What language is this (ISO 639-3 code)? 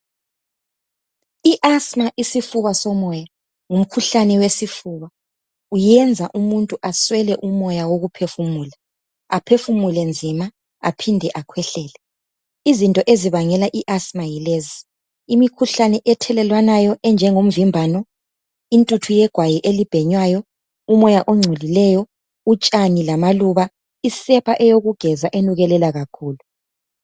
nde